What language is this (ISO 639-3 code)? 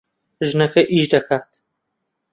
ckb